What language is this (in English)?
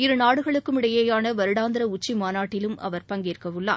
Tamil